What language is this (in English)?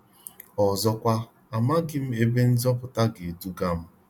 Igbo